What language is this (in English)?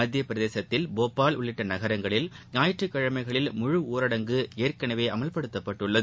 Tamil